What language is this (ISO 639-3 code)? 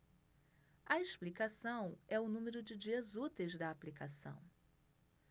por